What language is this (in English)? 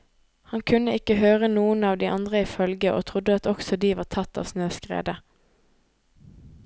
Norwegian